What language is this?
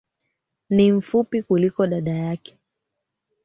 Swahili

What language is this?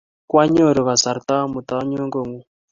Kalenjin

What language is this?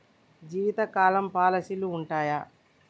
Telugu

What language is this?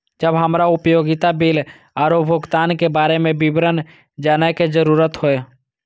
Maithili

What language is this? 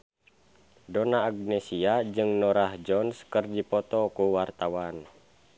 Sundanese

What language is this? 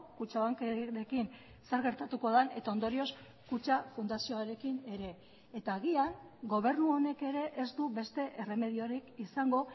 Basque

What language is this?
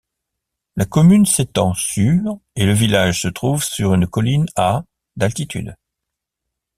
French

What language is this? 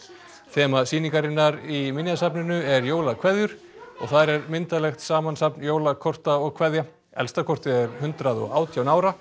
Icelandic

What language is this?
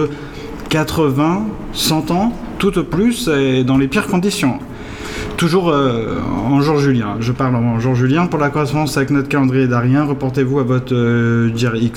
French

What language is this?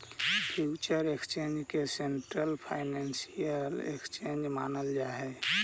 Magahi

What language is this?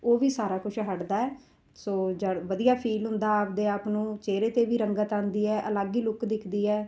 Punjabi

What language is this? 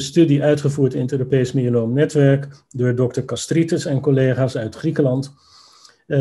Dutch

